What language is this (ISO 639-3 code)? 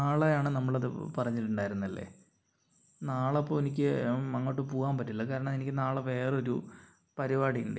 mal